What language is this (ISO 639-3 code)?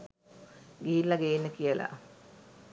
sin